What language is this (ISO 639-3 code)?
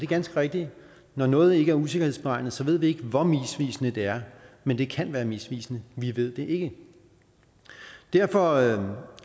dan